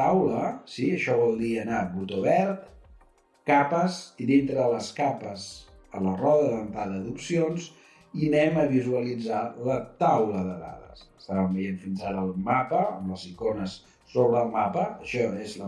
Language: Catalan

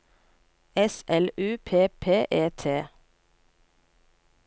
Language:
Norwegian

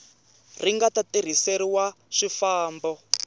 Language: Tsonga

